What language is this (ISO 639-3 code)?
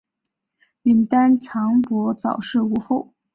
zho